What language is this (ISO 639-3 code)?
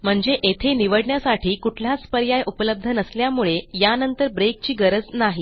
mar